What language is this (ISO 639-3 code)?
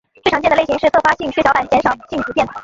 zho